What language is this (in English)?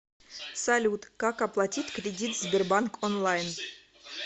Russian